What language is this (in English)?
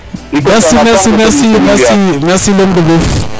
Serer